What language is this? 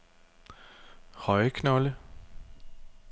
Danish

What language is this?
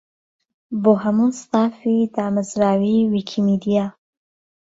Central Kurdish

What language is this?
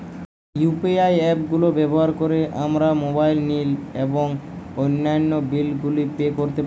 Bangla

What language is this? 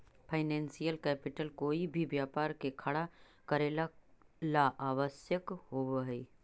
Magahi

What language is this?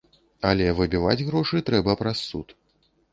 Belarusian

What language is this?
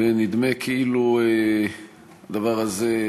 Hebrew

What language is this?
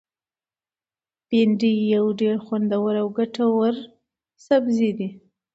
Pashto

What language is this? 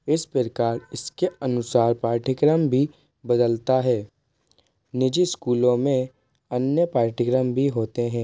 Hindi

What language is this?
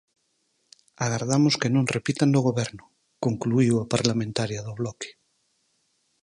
Galician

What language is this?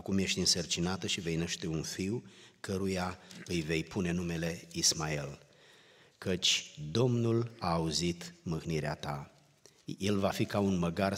Romanian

